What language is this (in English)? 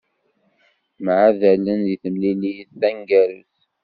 Kabyle